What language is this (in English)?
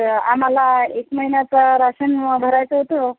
Marathi